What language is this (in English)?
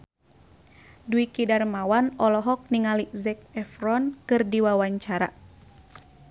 Sundanese